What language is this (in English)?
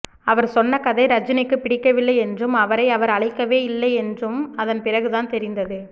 Tamil